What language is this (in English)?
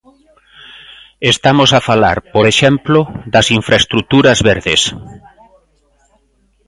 Galician